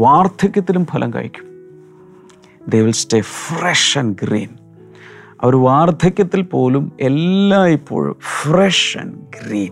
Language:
Malayalam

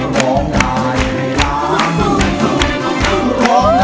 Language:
Thai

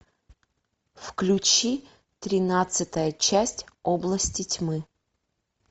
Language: Russian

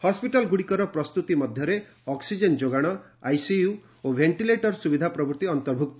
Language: Odia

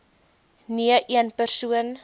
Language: Afrikaans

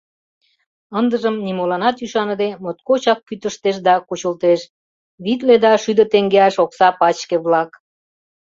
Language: Mari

